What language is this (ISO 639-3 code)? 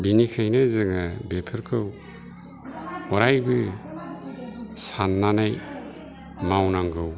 brx